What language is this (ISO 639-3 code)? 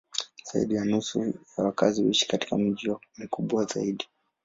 swa